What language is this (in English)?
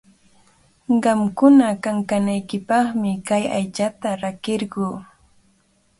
Cajatambo North Lima Quechua